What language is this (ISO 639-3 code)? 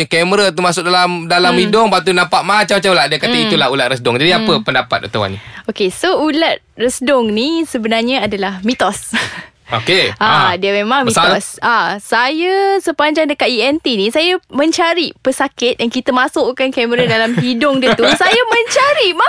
msa